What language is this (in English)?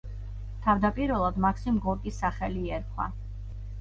Georgian